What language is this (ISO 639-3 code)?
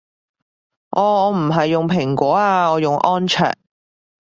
yue